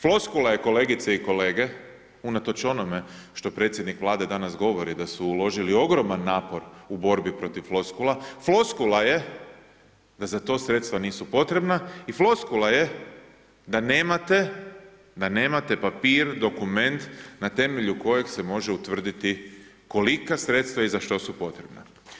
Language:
Croatian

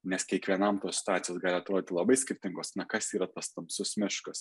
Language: Lithuanian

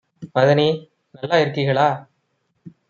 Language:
Tamil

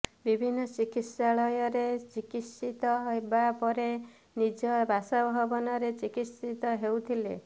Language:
Odia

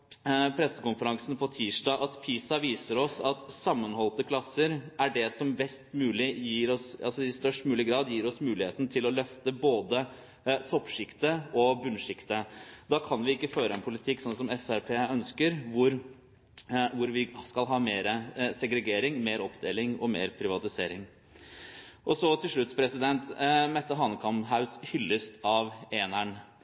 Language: Norwegian Bokmål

